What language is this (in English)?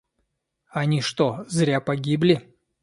Russian